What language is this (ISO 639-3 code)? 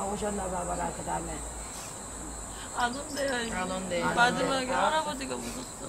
kor